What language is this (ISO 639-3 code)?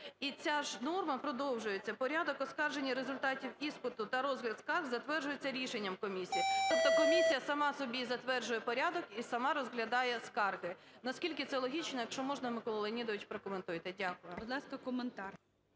ukr